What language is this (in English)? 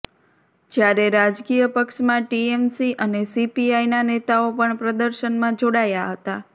Gujarati